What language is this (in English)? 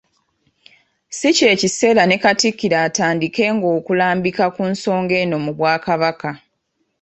Ganda